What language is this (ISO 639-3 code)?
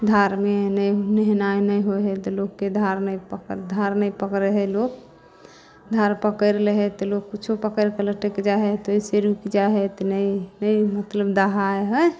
mai